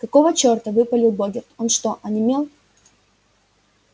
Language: Russian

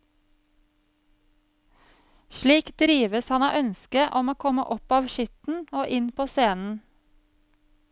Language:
Norwegian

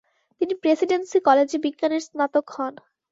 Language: Bangla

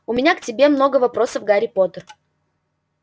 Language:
Russian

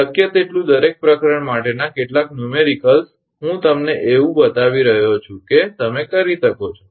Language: Gujarati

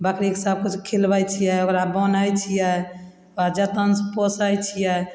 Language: Maithili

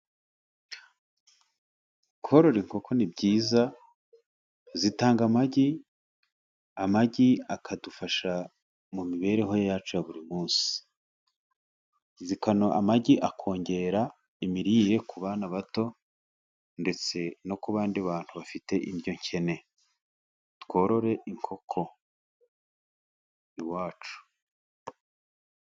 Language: Kinyarwanda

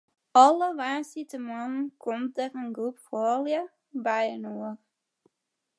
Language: Western Frisian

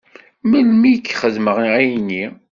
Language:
Kabyle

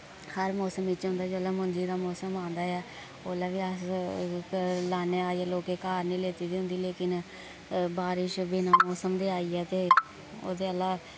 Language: Dogri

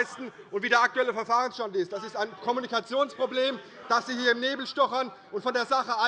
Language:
German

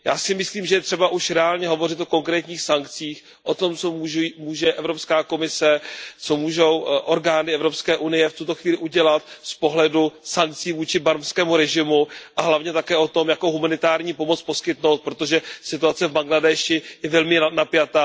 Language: Czech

